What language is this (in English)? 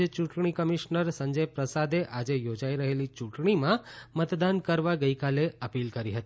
Gujarati